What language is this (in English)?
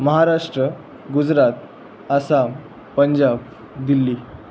Marathi